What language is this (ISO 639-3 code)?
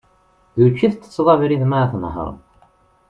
kab